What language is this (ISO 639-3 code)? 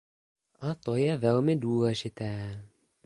ces